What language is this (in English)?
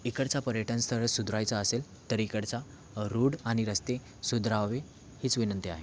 Marathi